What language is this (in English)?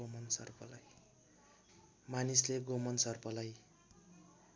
Nepali